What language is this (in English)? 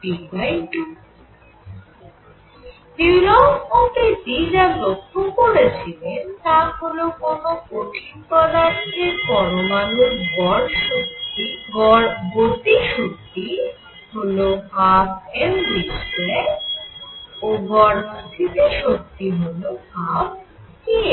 Bangla